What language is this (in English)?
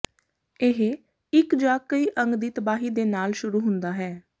Punjabi